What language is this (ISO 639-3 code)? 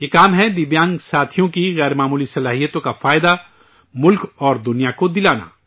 urd